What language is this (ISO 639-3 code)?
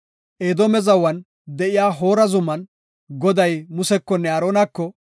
gof